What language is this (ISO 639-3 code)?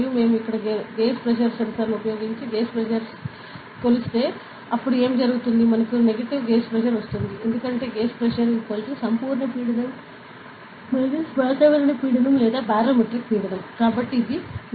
tel